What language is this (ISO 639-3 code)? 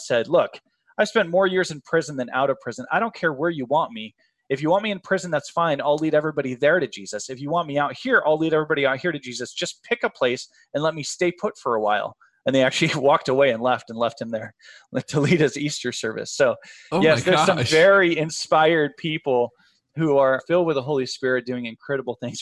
eng